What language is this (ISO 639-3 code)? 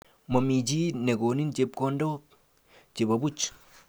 kln